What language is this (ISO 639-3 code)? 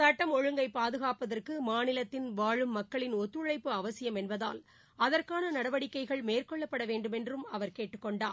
tam